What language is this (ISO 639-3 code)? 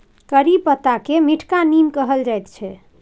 mai